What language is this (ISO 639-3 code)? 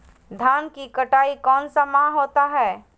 mag